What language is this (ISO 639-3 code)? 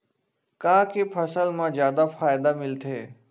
hne